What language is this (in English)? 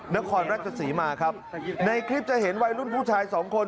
Thai